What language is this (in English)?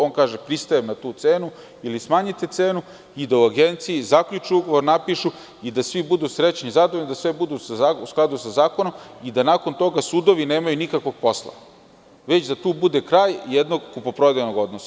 Serbian